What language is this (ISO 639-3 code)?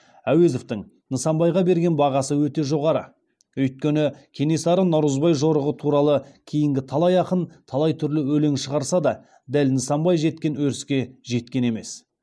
kaz